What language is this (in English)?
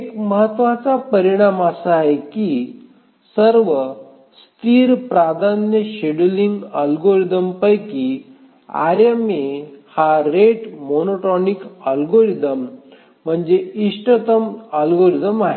Marathi